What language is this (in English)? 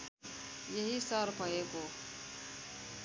Nepali